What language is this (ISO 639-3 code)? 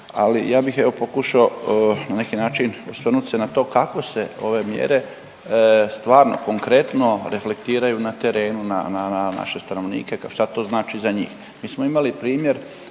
hrv